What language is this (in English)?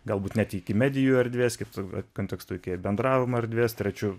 Lithuanian